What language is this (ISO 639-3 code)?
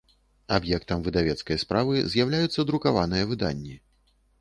bel